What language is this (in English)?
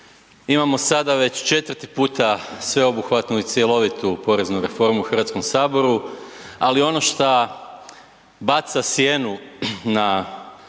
Croatian